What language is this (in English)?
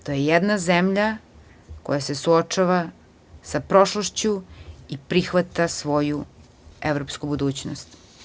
Serbian